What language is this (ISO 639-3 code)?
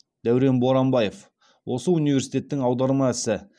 kaz